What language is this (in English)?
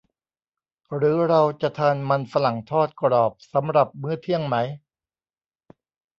Thai